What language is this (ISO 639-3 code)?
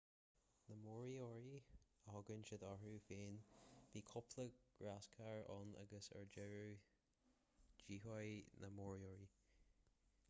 gle